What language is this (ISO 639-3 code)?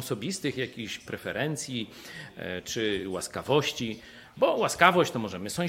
pol